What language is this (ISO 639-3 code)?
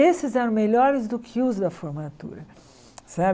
por